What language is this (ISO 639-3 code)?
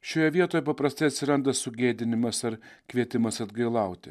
lit